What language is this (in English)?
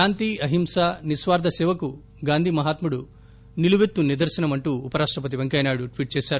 Telugu